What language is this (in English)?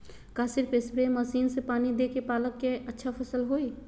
Magahi